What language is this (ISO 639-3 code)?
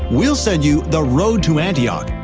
eng